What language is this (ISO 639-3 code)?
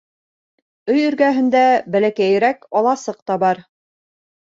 bak